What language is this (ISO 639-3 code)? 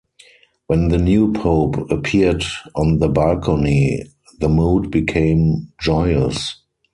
eng